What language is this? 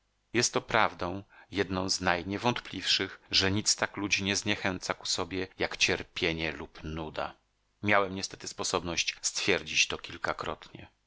Polish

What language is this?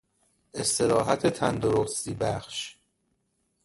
Persian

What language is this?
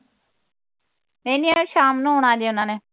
Punjabi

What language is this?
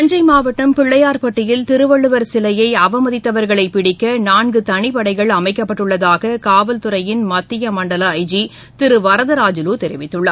Tamil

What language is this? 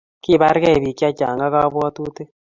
Kalenjin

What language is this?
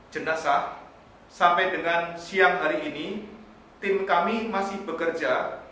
Indonesian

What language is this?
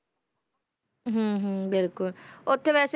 Punjabi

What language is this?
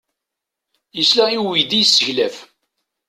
Kabyle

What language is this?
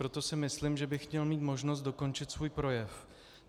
Czech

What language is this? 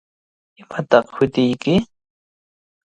Cajatambo North Lima Quechua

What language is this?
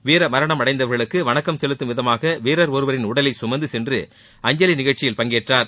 Tamil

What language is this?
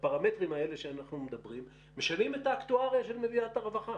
Hebrew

